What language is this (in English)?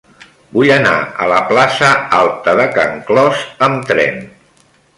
Catalan